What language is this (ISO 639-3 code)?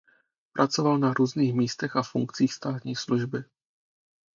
ces